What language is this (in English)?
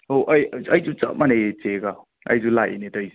Manipuri